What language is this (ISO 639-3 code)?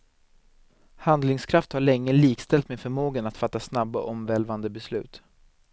swe